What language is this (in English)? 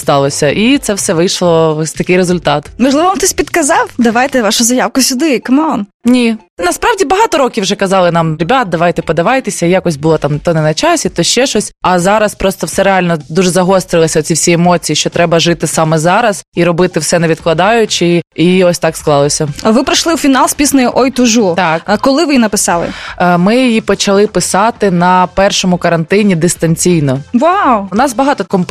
Ukrainian